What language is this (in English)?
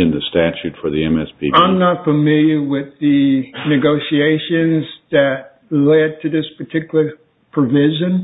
English